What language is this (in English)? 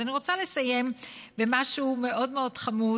Hebrew